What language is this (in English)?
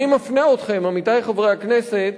Hebrew